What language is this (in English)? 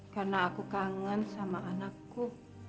Indonesian